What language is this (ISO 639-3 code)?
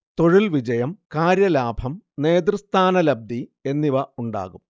mal